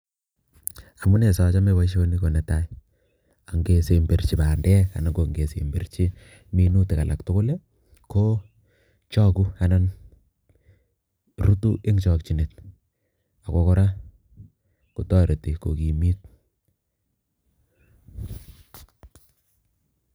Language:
Kalenjin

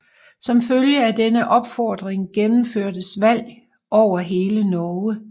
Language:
Danish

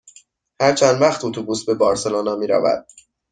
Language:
Persian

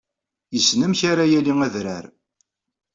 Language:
Kabyle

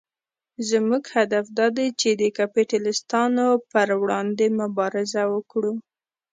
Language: Pashto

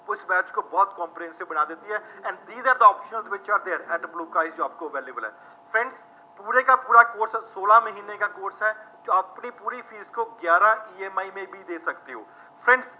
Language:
Punjabi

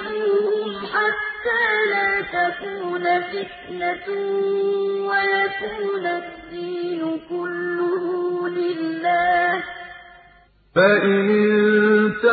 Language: Arabic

